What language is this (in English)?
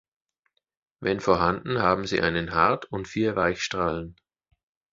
German